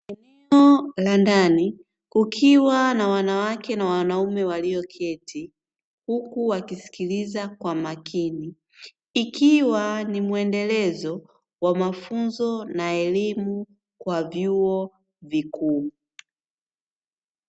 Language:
Swahili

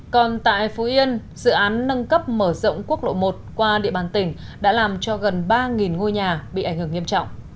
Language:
Vietnamese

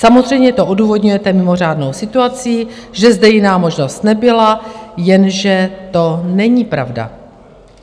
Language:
Czech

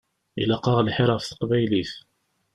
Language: Kabyle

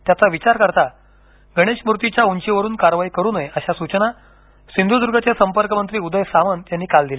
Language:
Marathi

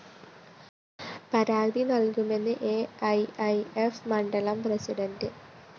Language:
Malayalam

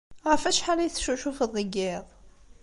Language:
Kabyle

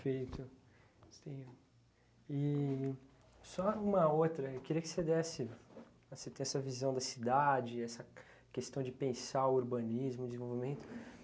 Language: Portuguese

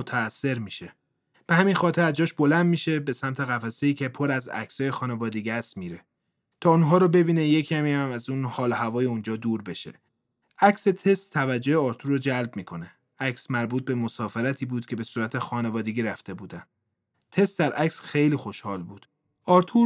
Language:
Persian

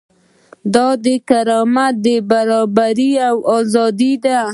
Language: Pashto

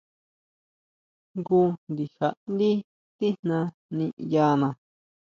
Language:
Huautla Mazatec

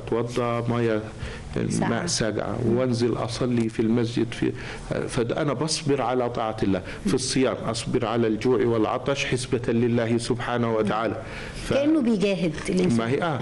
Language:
Arabic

